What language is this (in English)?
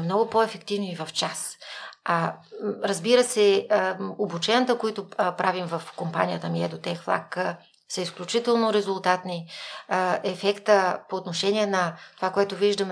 Bulgarian